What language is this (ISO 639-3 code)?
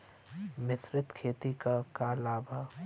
bho